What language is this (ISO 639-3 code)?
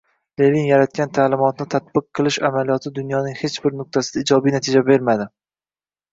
uzb